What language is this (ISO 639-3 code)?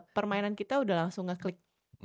ind